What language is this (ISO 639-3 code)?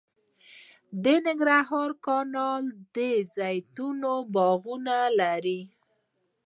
pus